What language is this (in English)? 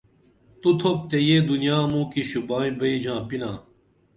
Dameli